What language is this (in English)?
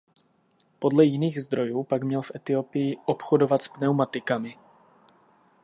Czech